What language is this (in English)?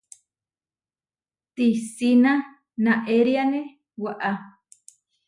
Huarijio